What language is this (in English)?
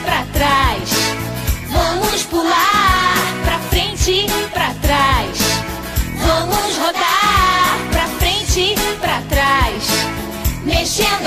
Portuguese